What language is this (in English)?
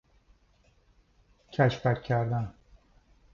Persian